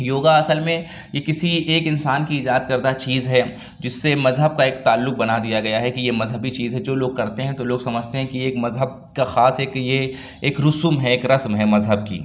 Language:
Urdu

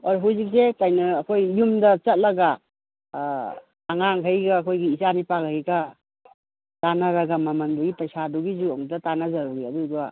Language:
Manipuri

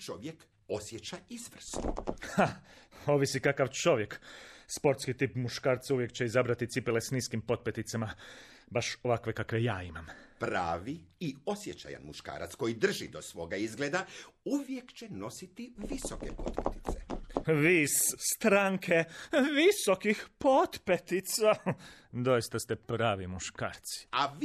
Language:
Croatian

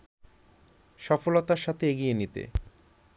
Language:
Bangla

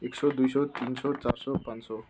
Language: Nepali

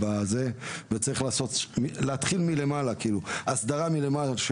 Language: Hebrew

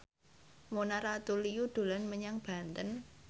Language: Javanese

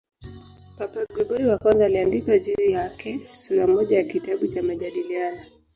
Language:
Swahili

